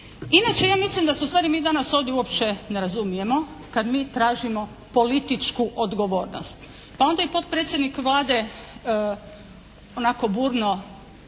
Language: Croatian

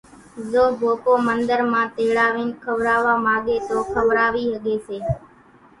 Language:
Kachi Koli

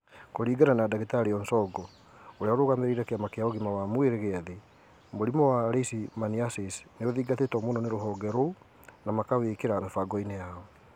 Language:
Kikuyu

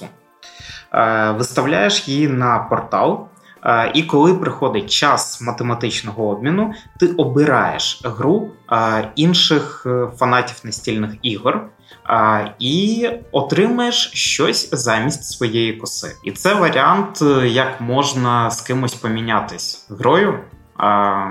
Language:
Ukrainian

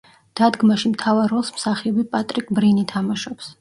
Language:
Georgian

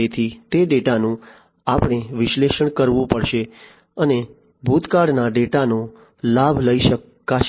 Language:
Gujarati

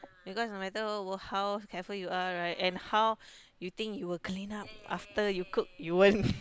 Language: English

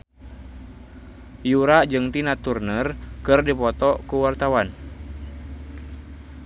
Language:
Sundanese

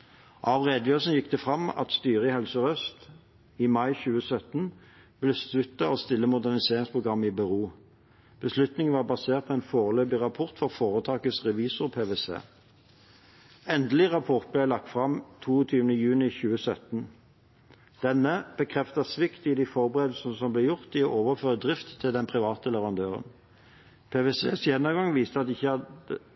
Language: Norwegian Bokmål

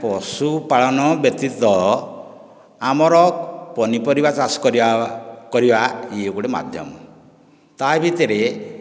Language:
Odia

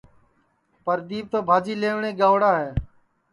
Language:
Sansi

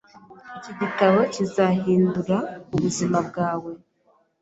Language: Kinyarwanda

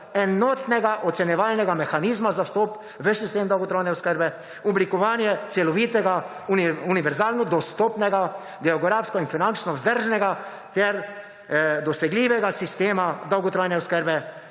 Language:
Slovenian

